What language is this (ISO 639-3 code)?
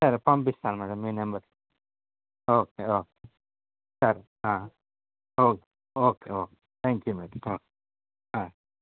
tel